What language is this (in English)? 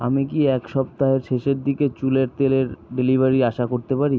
Bangla